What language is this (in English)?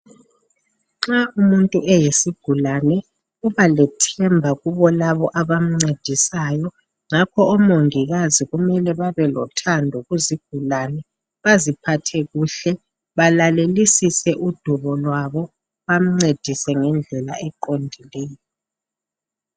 North Ndebele